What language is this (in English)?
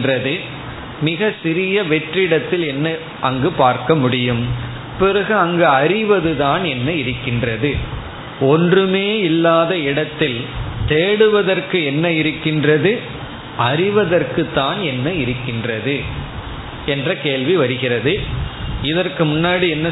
Tamil